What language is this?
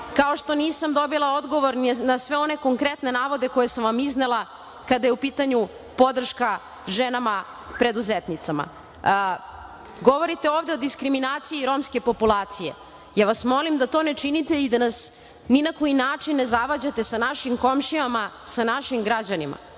Serbian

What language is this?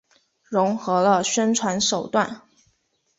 Chinese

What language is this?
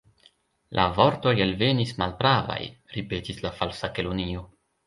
Esperanto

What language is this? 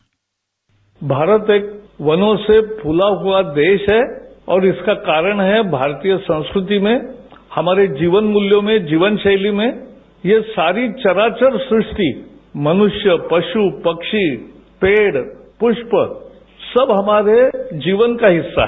Hindi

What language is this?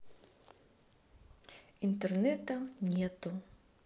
Russian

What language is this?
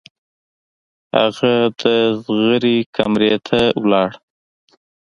Pashto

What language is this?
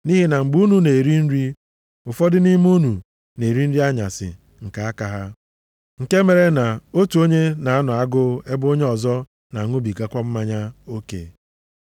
Igbo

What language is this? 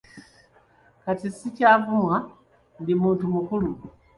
Ganda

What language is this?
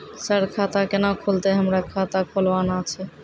Maithili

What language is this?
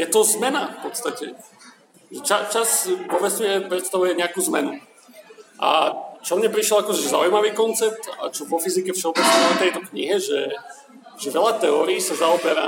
Slovak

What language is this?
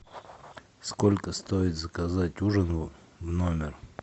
Russian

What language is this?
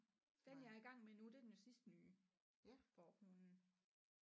Danish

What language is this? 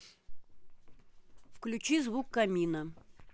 Russian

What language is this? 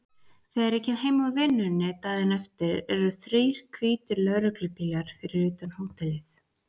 Icelandic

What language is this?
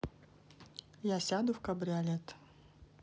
Russian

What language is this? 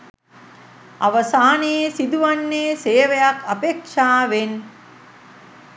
Sinhala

